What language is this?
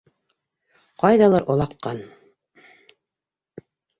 Bashkir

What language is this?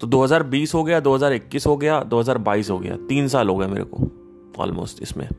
Hindi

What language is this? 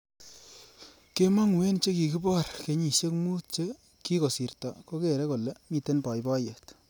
Kalenjin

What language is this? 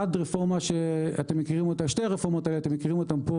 Hebrew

